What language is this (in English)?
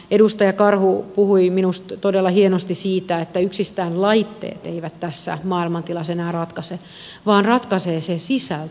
Finnish